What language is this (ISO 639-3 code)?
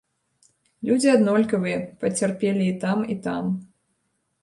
bel